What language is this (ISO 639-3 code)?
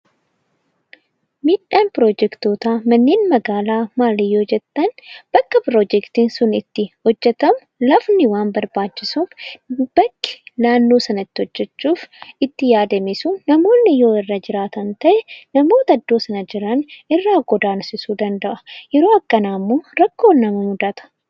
orm